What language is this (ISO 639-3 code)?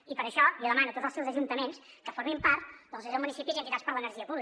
cat